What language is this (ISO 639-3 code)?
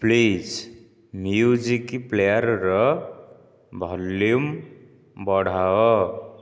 ori